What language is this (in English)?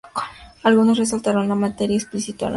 Spanish